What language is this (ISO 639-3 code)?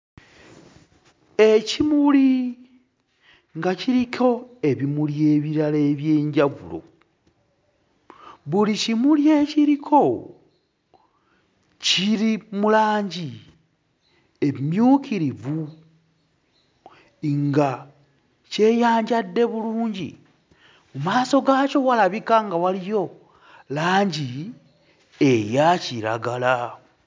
lug